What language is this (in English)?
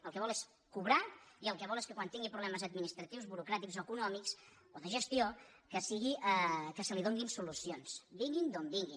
Catalan